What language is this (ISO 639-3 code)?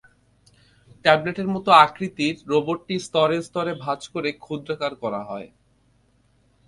ben